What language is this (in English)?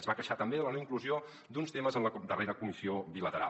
Catalan